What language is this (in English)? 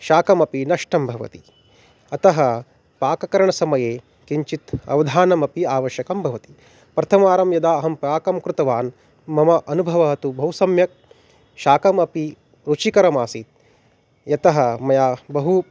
Sanskrit